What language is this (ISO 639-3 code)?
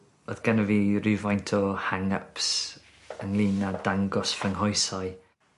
cym